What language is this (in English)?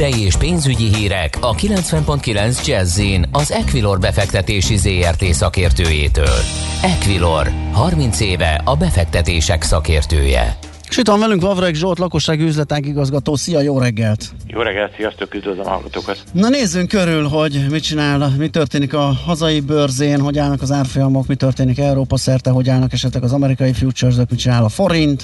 Hungarian